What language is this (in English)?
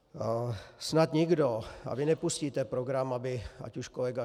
Czech